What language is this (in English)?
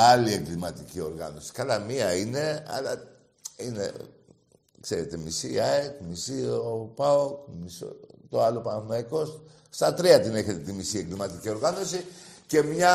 Greek